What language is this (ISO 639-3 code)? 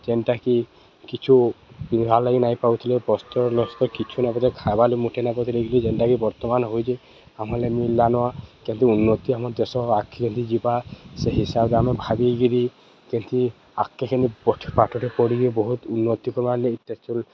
ori